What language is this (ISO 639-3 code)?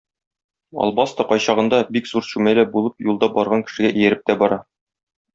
tat